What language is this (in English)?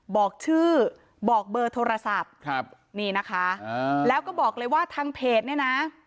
Thai